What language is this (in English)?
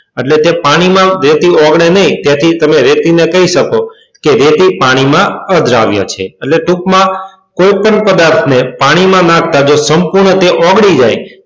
Gujarati